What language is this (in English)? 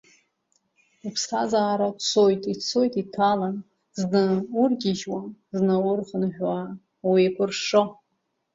Abkhazian